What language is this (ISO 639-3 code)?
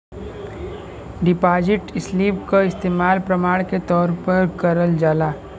bho